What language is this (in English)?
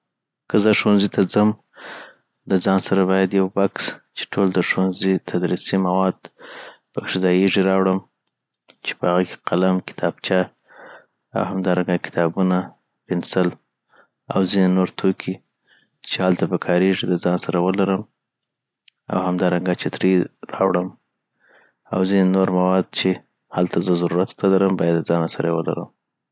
Southern Pashto